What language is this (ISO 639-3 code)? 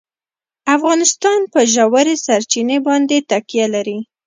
pus